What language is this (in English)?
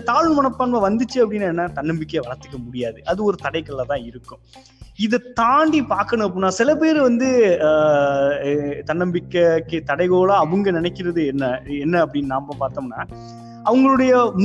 Tamil